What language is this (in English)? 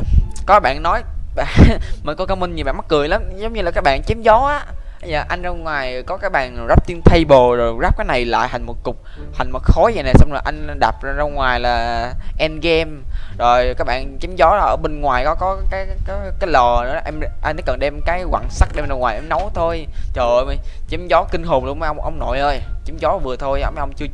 Vietnamese